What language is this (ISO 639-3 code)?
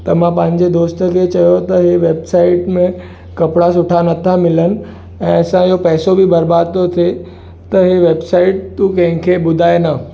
snd